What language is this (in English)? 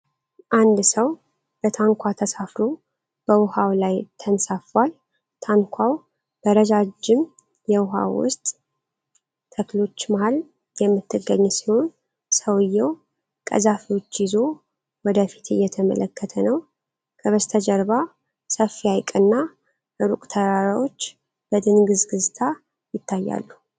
Amharic